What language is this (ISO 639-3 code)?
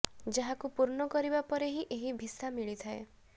ori